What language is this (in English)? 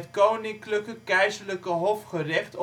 Dutch